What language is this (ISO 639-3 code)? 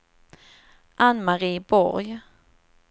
swe